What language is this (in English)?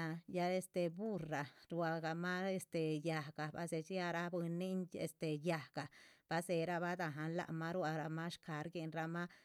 Chichicapan Zapotec